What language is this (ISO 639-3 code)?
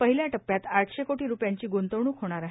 mar